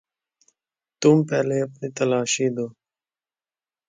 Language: Urdu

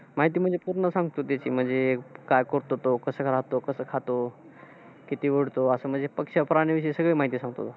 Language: Marathi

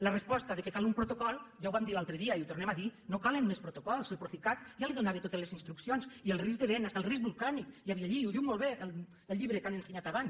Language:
Catalan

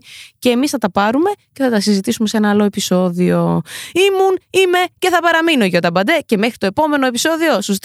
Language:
Greek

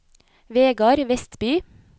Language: Norwegian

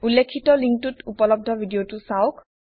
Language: Assamese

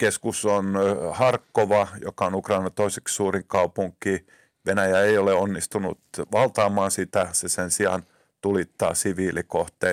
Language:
Finnish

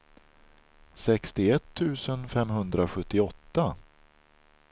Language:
Swedish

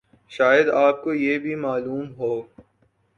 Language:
Urdu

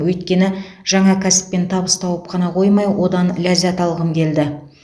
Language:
Kazakh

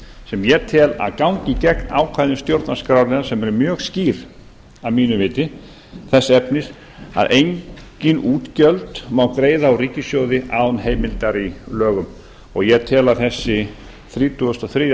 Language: Icelandic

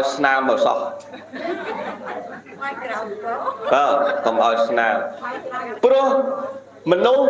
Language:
Vietnamese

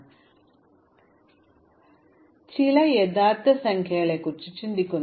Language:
Malayalam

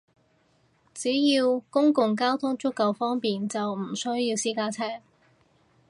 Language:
Cantonese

